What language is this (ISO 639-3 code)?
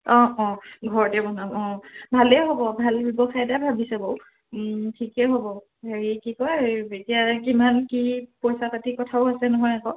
asm